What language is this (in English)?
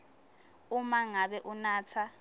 Swati